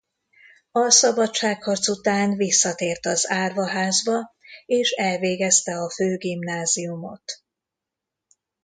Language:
Hungarian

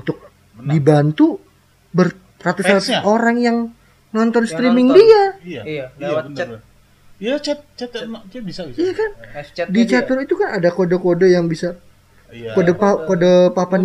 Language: Indonesian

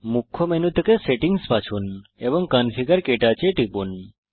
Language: Bangla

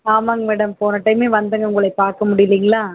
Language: Tamil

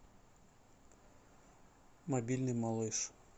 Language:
Russian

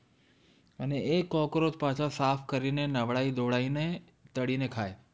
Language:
Gujarati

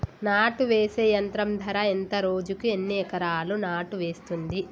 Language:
Telugu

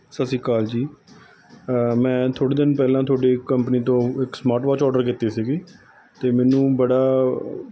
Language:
Punjabi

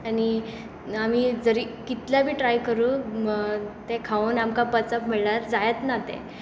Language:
Konkani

